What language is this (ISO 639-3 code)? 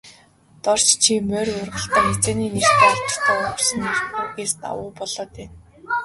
mon